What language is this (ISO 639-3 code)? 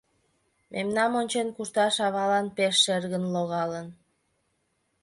chm